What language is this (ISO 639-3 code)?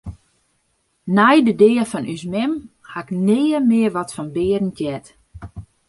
fry